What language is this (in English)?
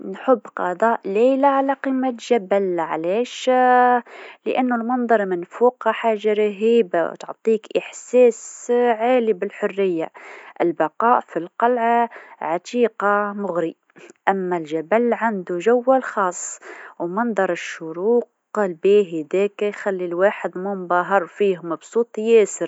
Tunisian Arabic